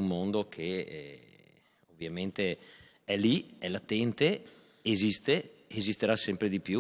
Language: Italian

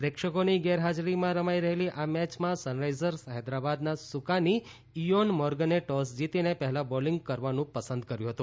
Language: Gujarati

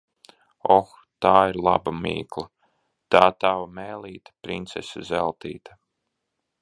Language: Latvian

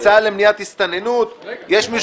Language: Hebrew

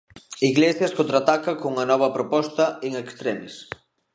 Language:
Galician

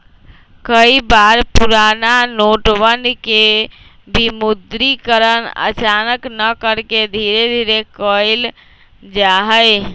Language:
Magahi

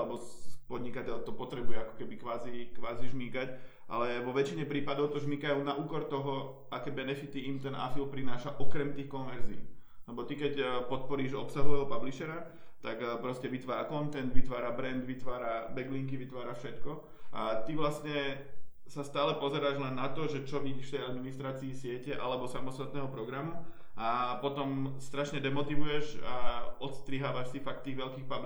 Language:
Czech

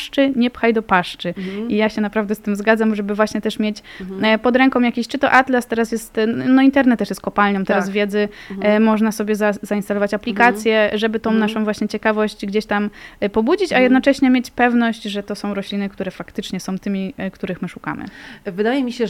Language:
Polish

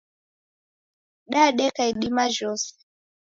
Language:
Taita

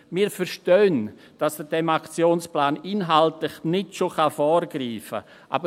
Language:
Swiss German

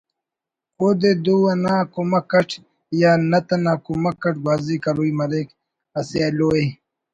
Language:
Brahui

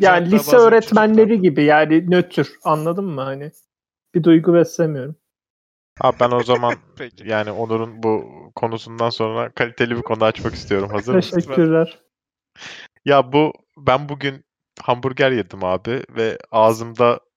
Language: Turkish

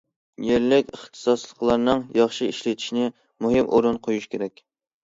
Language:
Uyghur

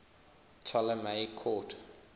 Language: English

